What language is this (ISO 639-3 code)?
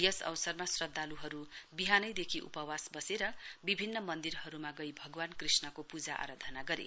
nep